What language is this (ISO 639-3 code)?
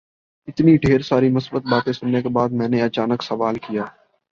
urd